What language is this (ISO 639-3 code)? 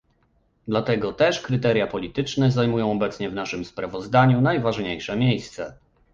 pol